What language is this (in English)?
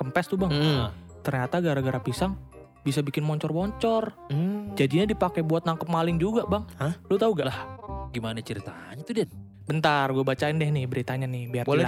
Indonesian